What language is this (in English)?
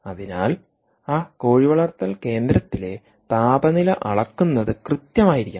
Malayalam